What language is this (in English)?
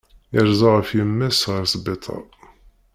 Kabyle